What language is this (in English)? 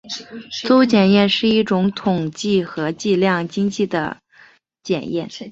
Chinese